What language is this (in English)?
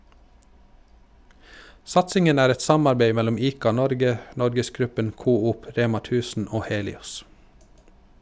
Norwegian